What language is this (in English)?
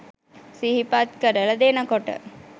Sinhala